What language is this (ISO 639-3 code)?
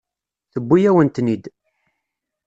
kab